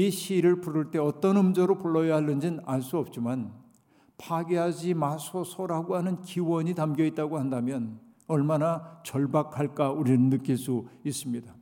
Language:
Korean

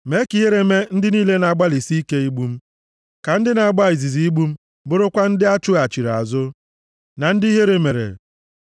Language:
Igbo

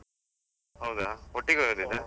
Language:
Kannada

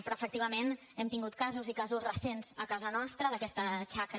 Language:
Catalan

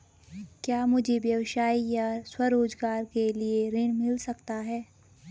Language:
Hindi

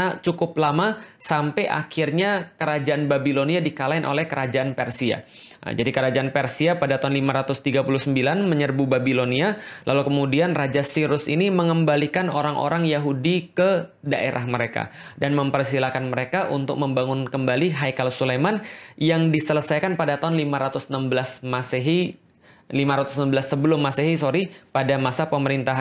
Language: Indonesian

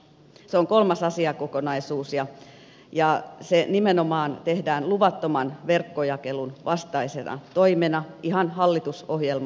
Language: Finnish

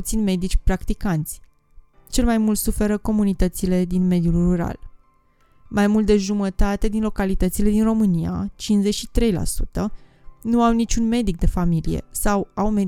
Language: Romanian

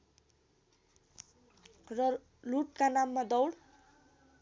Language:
Nepali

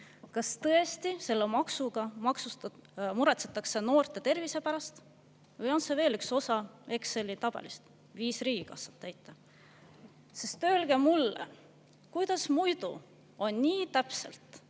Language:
Estonian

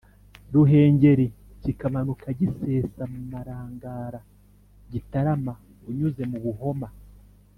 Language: Kinyarwanda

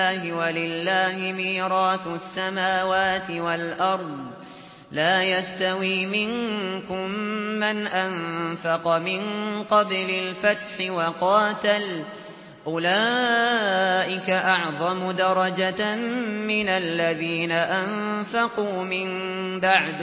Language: Arabic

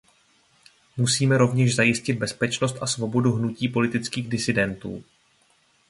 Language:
Czech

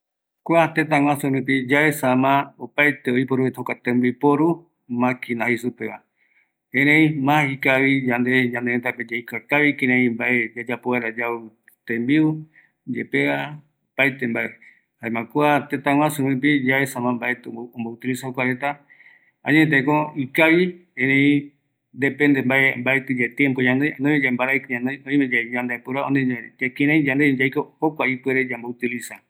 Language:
Eastern Bolivian Guaraní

